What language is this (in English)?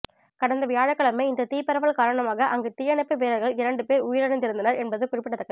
Tamil